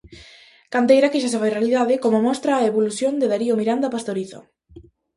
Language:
Galician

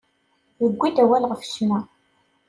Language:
Kabyle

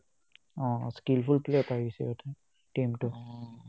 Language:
Assamese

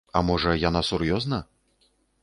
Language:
Belarusian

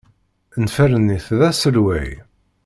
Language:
Kabyle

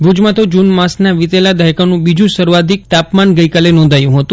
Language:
Gujarati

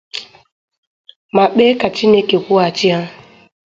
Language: Igbo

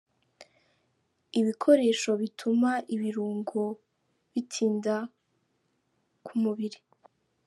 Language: Kinyarwanda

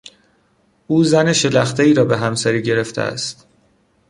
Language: Persian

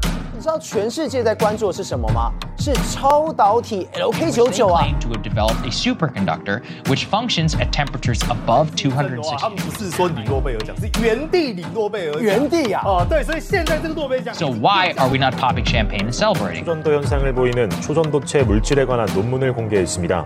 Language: Chinese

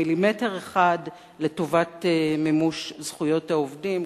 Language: Hebrew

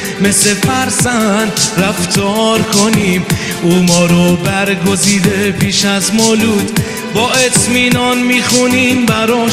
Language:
Persian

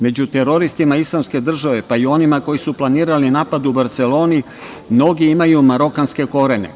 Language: Serbian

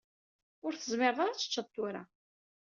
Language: Kabyle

